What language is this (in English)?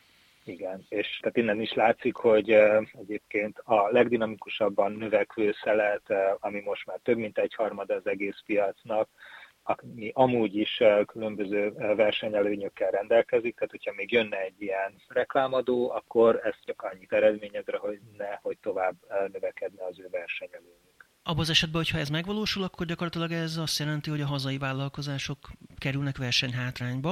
Hungarian